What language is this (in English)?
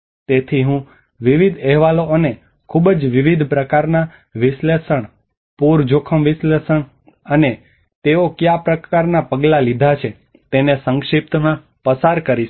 Gujarati